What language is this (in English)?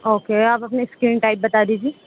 Urdu